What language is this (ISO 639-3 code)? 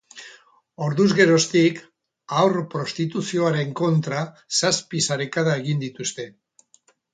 eus